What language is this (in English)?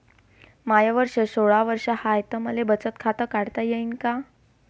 Marathi